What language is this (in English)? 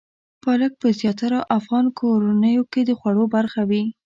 Pashto